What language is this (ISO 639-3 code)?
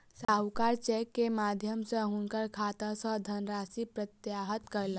mai